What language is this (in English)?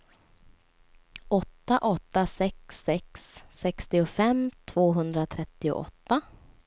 Swedish